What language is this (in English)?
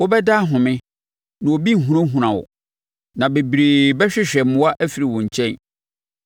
Akan